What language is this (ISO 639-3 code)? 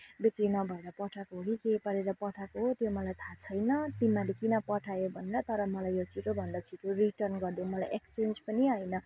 nep